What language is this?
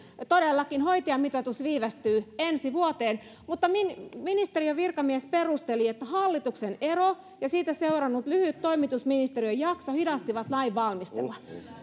Finnish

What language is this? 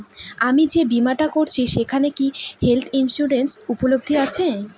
Bangla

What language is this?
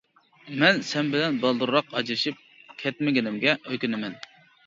Uyghur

